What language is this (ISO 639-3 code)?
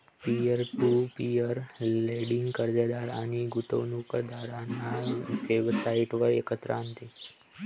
mar